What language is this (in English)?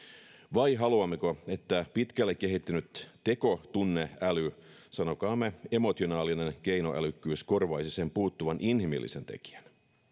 Finnish